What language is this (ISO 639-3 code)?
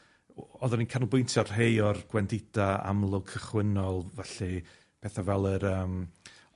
cym